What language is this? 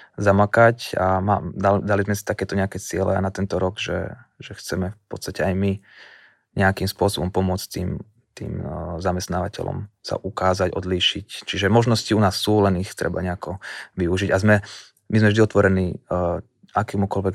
Slovak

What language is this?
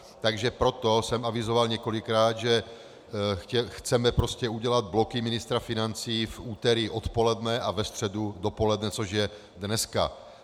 Czech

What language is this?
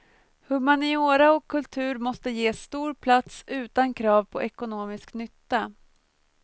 Swedish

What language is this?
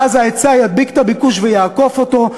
Hebrew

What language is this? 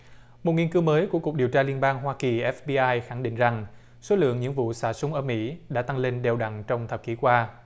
Vietnamese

